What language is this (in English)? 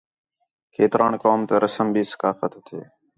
Khetrani